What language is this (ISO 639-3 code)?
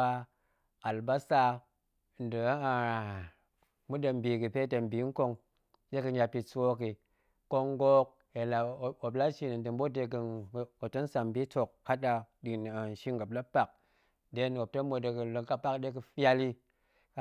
ank